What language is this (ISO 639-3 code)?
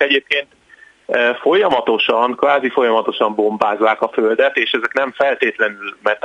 hun